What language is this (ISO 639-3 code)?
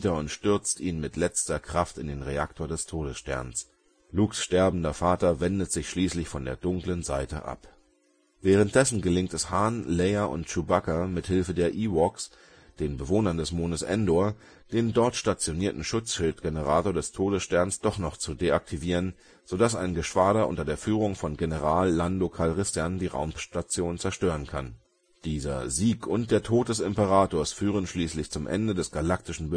deu